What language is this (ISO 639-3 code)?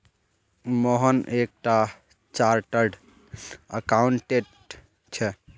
mag